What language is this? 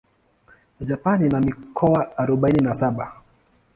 Swahili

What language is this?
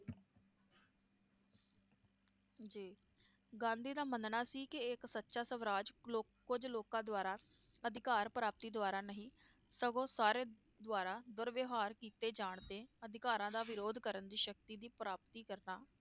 Punjabi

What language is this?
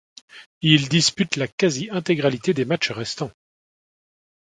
French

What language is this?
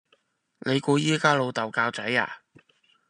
Cantonese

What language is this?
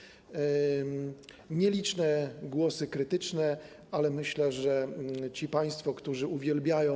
Polish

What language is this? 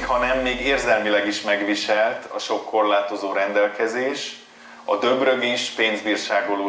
Hungarian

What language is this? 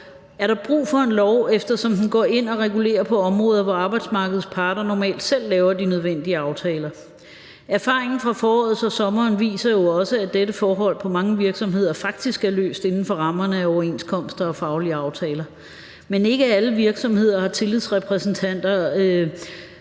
Danish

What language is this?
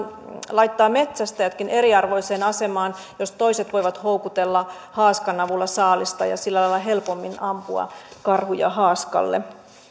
Finnish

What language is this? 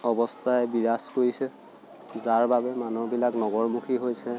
Assamese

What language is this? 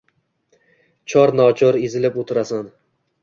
Uzbek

